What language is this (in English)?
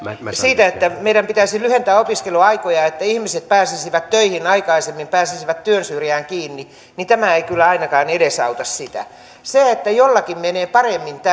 Finnish